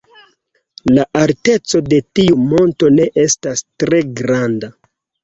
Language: Esperanto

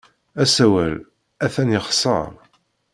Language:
Kabyle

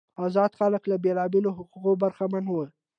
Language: Pashto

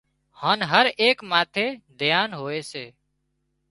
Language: Wadiyara Koli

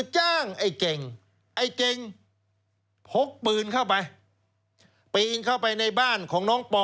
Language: Thai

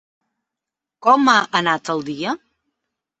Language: Catalan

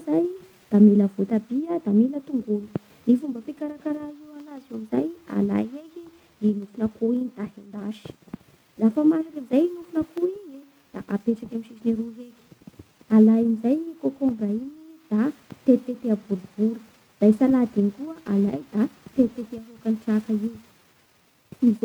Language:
Bara Malagasy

